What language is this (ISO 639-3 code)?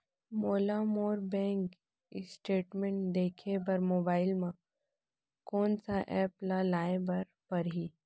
hne